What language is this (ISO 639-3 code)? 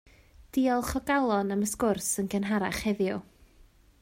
cym